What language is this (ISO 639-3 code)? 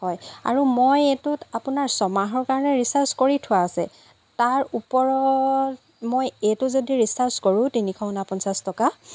asm